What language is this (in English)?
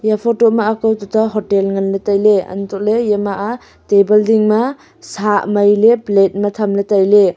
Wancho Naga